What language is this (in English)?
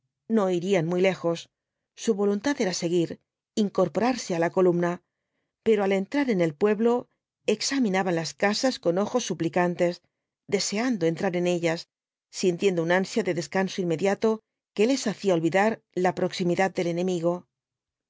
Spanish